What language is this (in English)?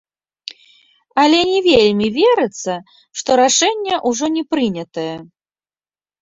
Belarusian